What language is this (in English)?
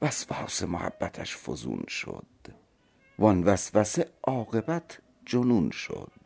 Persian